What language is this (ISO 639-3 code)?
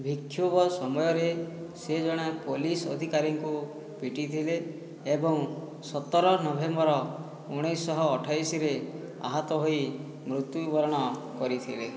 ori